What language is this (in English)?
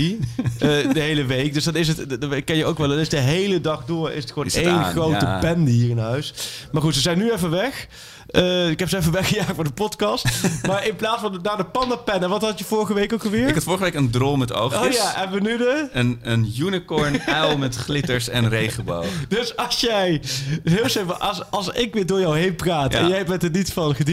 Dutch